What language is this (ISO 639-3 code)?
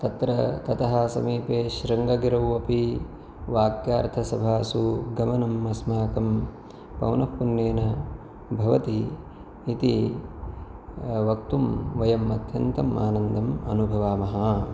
san